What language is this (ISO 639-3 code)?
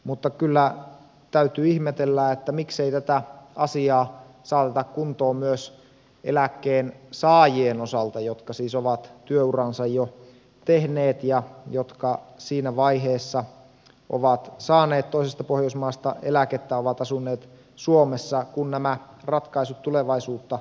fin